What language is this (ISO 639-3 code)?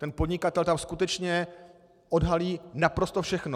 ces